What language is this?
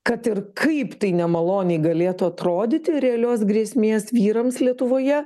Lithuanian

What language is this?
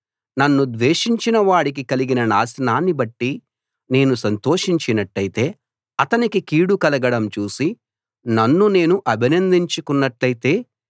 Telugu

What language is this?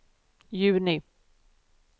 Swedish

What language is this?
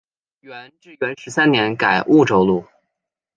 Chinese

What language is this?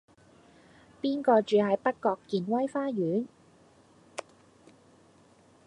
Cantonese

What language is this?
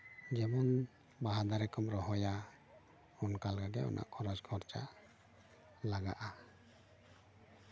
Santali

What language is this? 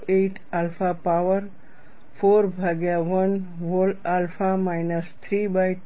Gujarati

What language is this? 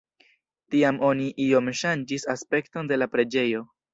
Esperanto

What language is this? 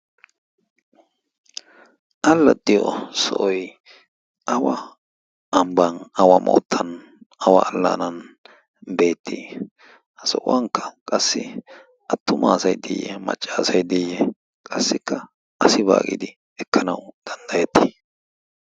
Wolaytta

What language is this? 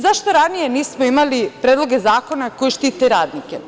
Serbian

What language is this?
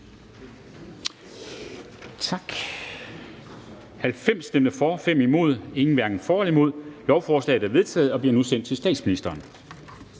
Danish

